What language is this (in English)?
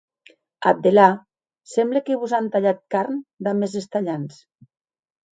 Occitan